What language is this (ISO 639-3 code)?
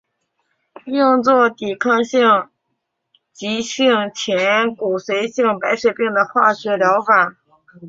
zho